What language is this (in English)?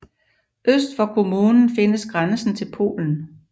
Danish